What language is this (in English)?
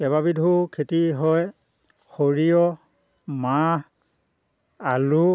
Assamese